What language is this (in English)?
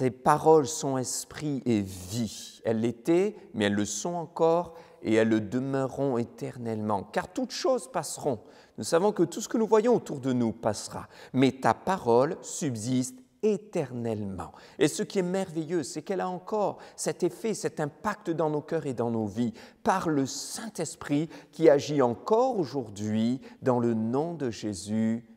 French